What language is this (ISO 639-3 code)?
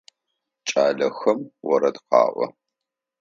ady